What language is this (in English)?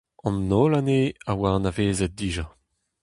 Breton